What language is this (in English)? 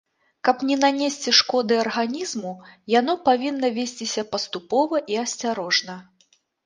Belarusian